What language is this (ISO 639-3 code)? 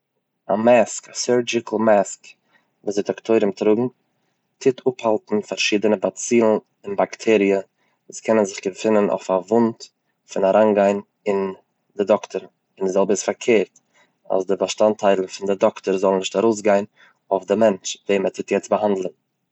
yid